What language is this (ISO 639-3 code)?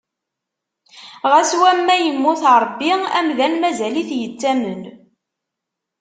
kab